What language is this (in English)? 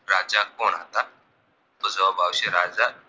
Gujarati